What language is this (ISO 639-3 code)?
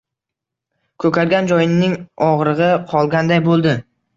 uzb